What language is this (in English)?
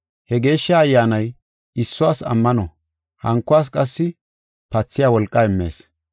Gofa